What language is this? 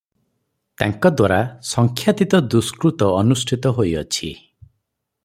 Odia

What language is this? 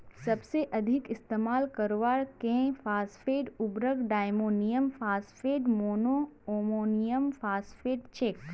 Magahi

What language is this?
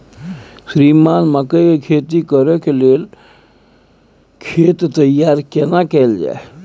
Maithili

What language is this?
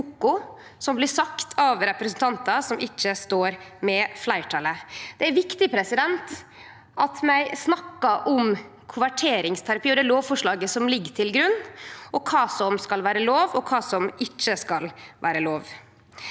Norwegian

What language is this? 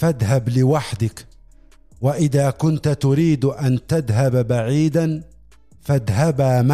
Arabic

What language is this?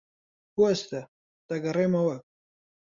Central Kurdish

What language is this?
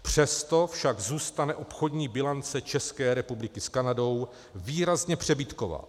Czech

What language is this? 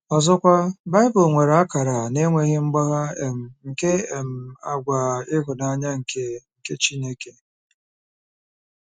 Igbo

